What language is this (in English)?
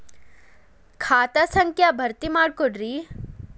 Kannada